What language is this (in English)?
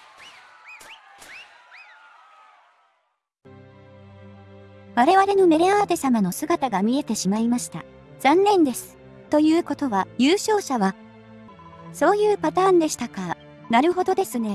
Japanese